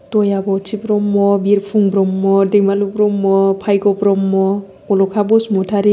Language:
Bodo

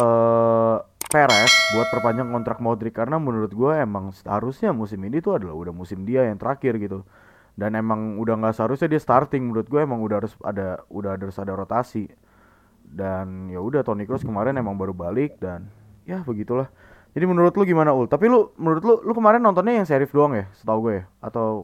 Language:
Indonesian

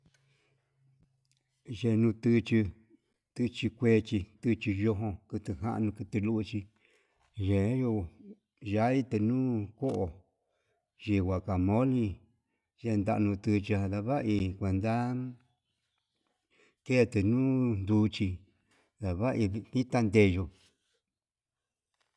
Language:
Yutanduchi Mixtec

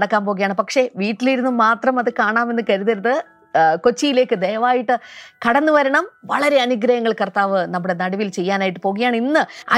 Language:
Malayalam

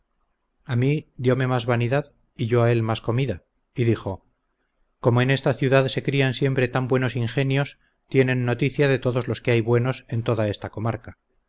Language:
Spanish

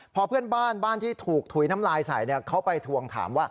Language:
Thai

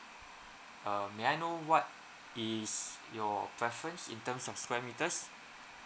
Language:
English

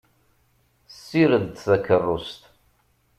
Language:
Kabyle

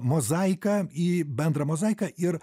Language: Lithuanian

